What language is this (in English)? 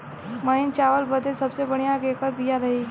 Bhojpuri